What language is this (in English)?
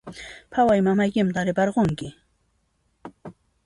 Puno Quechua